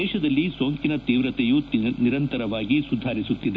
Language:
Kannada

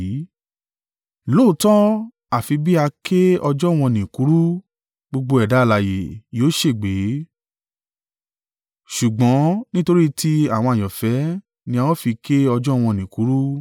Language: Yoruba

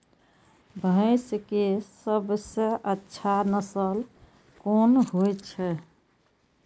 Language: Maithili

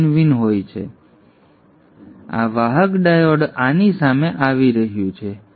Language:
Gujarati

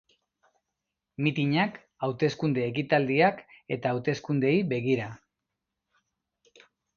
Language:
Basque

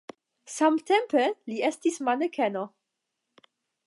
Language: Esperanto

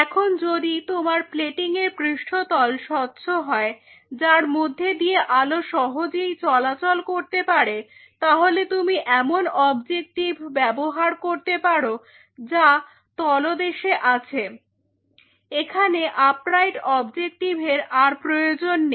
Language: Bangla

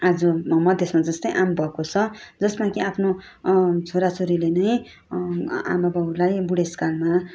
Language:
Nepali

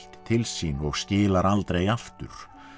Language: Icelandic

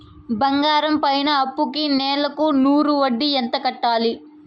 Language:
Telugu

